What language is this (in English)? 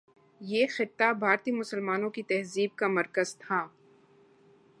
Urdu